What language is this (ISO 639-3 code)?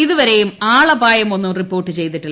mal